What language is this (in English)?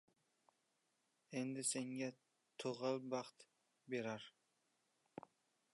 Uzbek